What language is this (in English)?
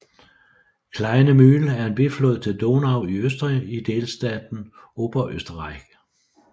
Danish